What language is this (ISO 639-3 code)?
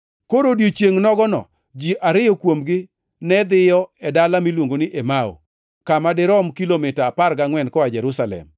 luo